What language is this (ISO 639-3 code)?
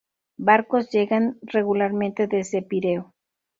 spa